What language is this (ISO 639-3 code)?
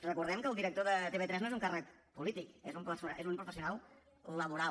cat